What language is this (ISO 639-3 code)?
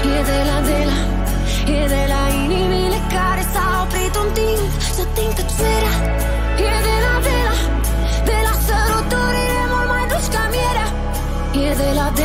ron